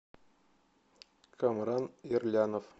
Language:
Russian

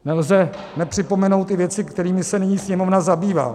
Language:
Czech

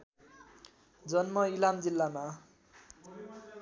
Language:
Nepali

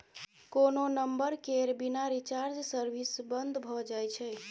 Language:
Maithili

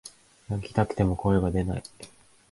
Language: Japanese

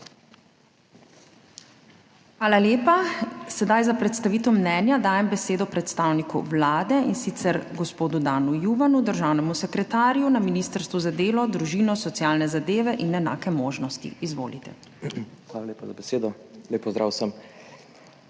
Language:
Slovenian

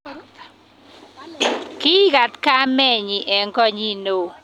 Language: Kalenjin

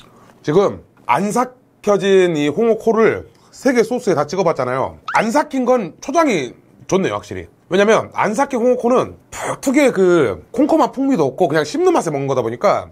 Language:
Korean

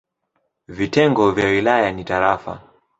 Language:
Swahili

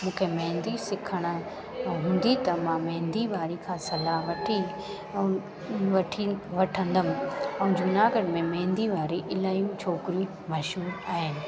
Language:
Sindhi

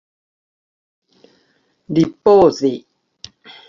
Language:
Esperanto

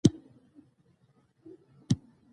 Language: Pashto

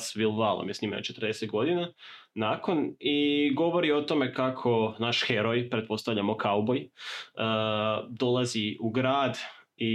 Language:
Croatian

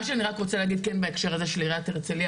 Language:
Hebrew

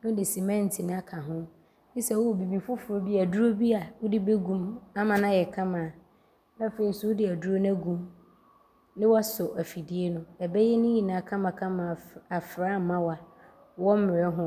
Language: Abron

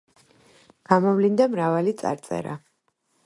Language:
Georgian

